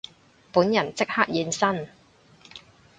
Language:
Cantonese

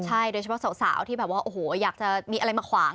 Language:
Thai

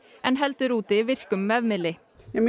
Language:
Icelandic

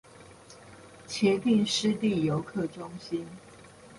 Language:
Chinese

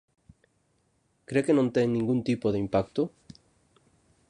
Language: Galician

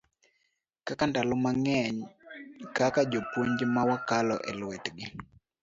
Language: Luo (Kenya and Tanzania)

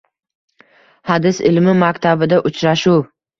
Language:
Uzbek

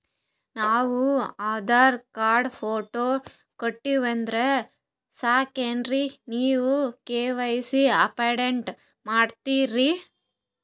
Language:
Kannada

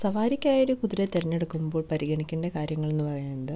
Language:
Malayalam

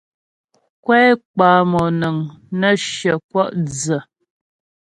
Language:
Ghomala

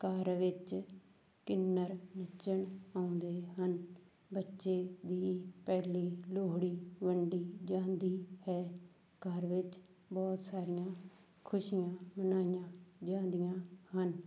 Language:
Punjabi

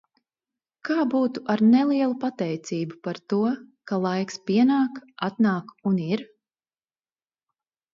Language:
Latvian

